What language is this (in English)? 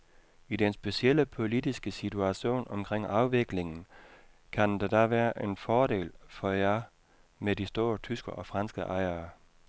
Danish